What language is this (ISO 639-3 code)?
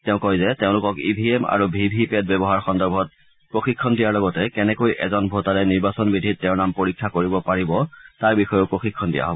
asm